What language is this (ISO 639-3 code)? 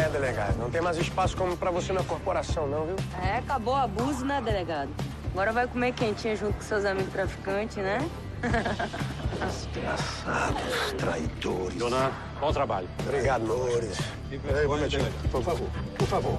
por